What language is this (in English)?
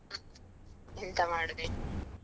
Kannada